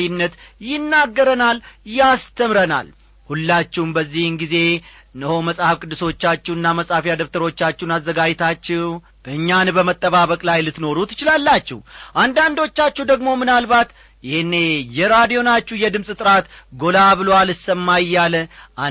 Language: Amharic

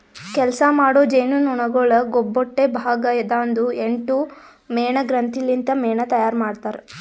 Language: Kannada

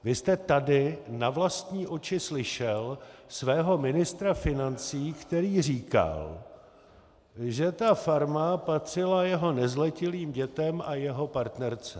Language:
Czech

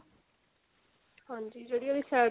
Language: Punjabi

